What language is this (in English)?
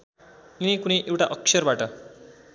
Nepali